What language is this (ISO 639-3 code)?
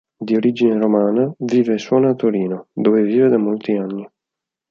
ita